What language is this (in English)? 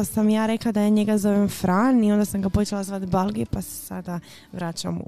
Croatian